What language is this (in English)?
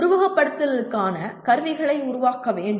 Tamil